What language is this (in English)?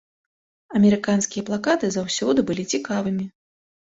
Belarusian